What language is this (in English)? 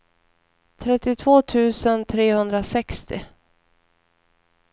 Swedish